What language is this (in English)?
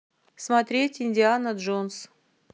Russian